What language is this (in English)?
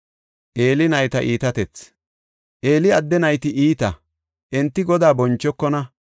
Gofa